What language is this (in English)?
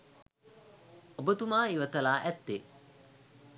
Sinhala